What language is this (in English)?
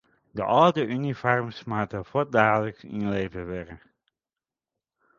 Western Frisian